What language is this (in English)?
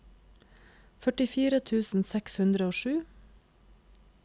Norwegian